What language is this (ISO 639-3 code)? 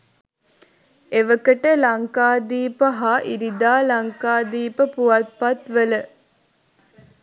sin